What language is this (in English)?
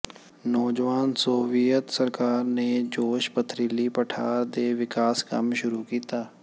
Punjabi